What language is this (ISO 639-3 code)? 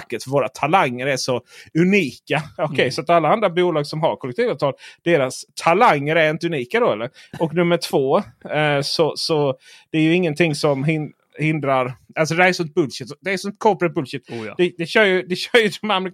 swe